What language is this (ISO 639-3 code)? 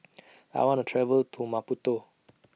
eng